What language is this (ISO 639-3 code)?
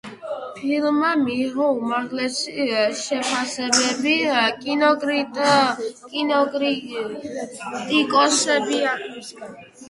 kat